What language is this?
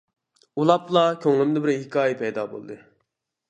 Uyghur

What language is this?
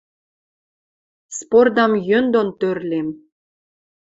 Western Mari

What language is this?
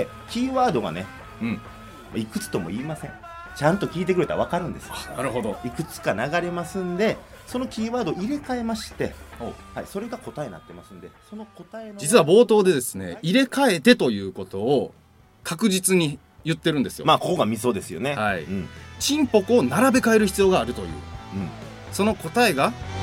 Japanese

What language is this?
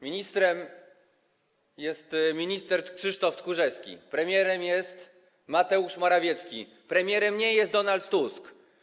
Polish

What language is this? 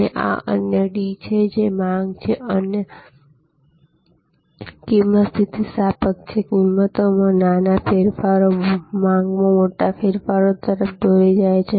Gujarati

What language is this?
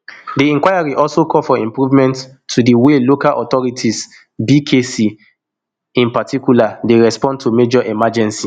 Nigerian Pidgin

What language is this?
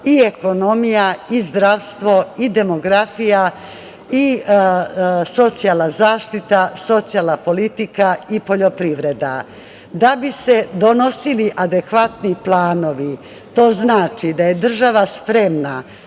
Serbian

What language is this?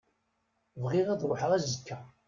Kabyle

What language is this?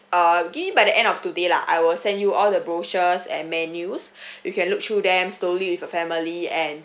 English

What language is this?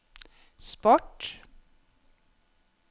Norwegian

